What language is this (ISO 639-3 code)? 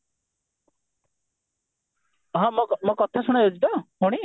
ori